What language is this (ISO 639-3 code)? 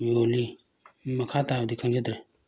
mni